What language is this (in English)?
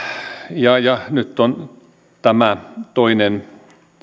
Finnish